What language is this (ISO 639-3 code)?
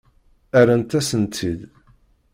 kab